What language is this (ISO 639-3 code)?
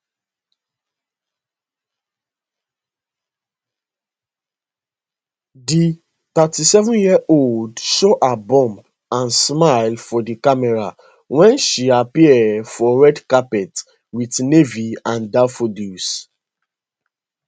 pcm